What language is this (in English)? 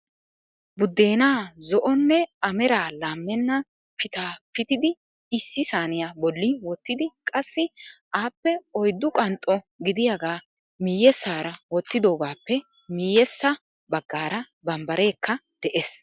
Wolaytta